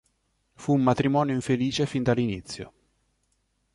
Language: Italian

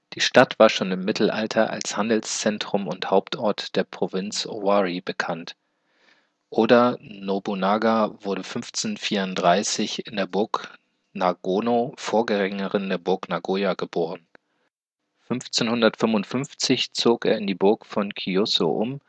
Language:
German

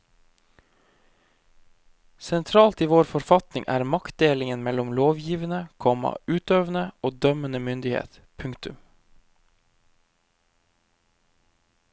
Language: Norwegian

